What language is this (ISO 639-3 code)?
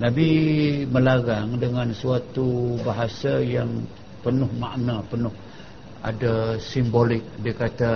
msa